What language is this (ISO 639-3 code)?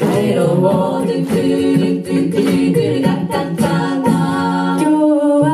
jpn